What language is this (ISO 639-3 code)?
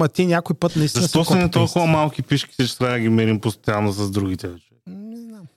bul